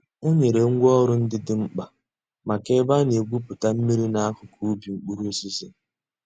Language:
Igbo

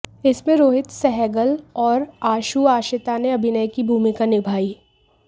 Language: Hindi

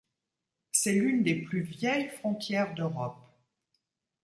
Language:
French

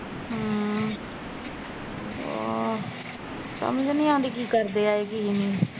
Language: Punjabi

